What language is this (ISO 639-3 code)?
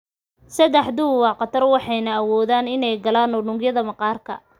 som